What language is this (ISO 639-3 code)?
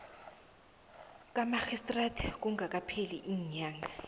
nbl